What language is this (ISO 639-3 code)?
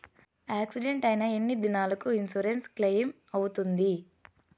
tel